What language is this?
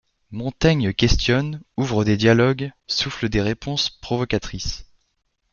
French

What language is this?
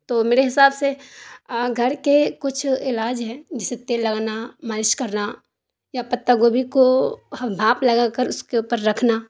Urdu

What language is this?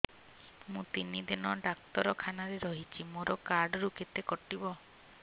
Odia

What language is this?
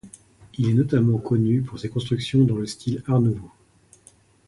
French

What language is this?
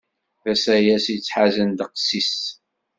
Kabyle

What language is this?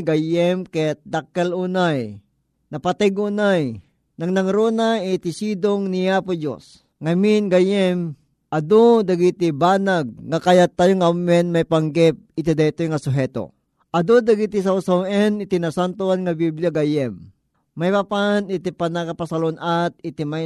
Filipino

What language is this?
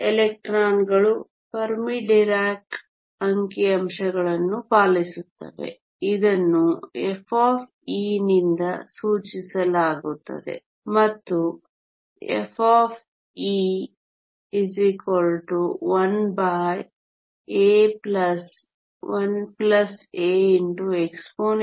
Kannada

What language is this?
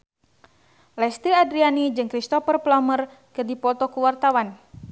Sundanese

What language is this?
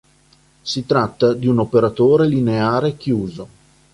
Italian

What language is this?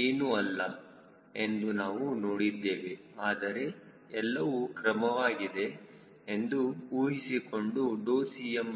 Kannada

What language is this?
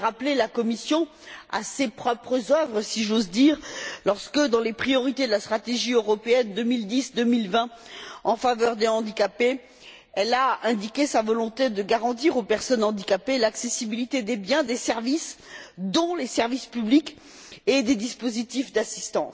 French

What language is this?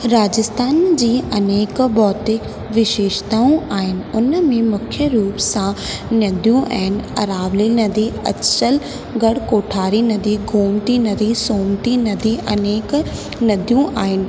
Sindhi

